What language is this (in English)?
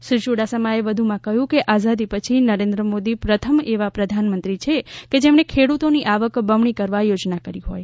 Gujarati